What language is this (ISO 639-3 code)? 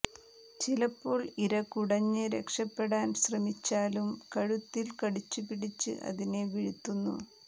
mal